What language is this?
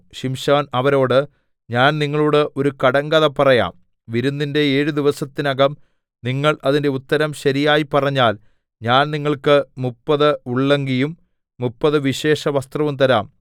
Malayalam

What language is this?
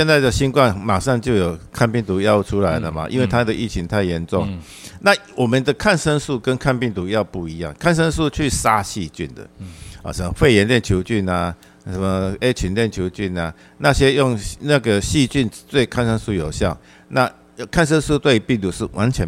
Chinese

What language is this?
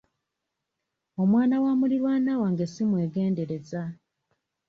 Ganda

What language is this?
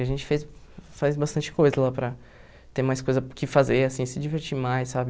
Portuguese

